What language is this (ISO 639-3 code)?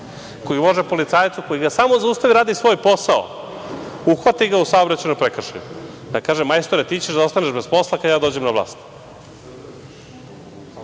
srp